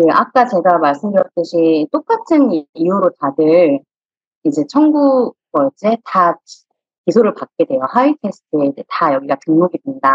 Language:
Korean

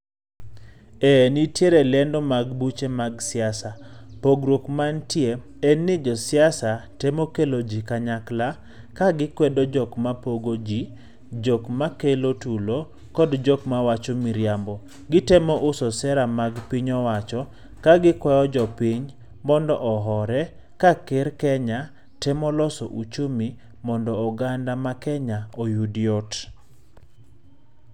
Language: Luo (Kenya and Tanzania)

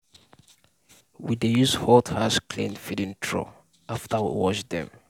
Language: Nigerian Pidgin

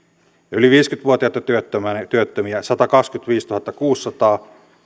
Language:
Finnish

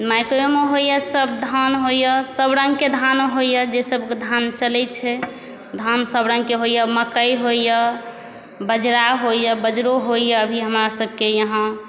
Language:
Maithili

